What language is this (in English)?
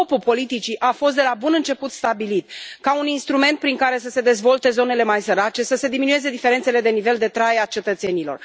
Romanian